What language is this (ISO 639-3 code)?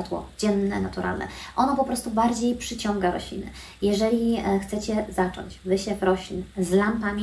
pol